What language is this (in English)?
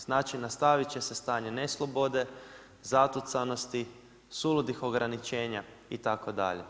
Croatian